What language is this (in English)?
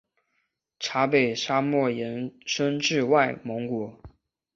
Chinese